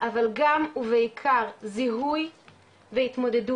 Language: Hebrew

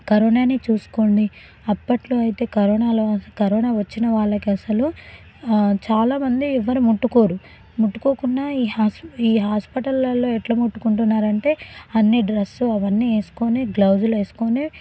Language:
Telugu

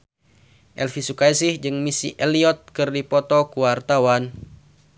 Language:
Sundanese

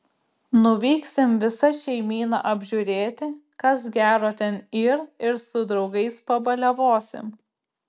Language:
Lithuanian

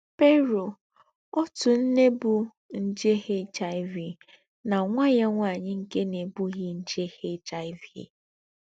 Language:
Igbo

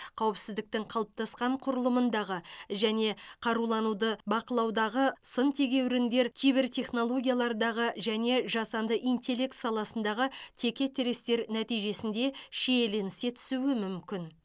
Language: Kazakh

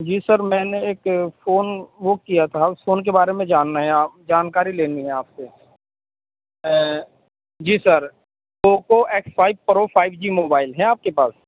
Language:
Urdu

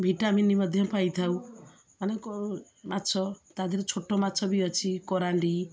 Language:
Odia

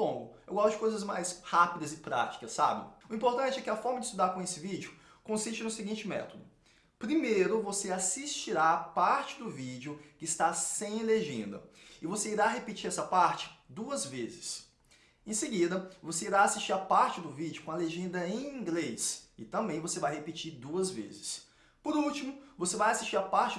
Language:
Portuguese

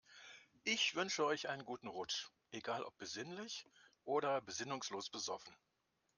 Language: German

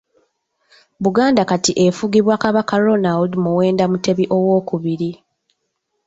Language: Ganda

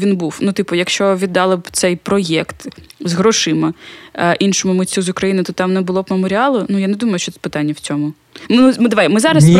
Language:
Ukrainian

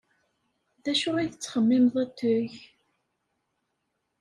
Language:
Kabyle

